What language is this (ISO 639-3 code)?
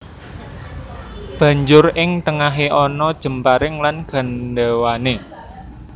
jav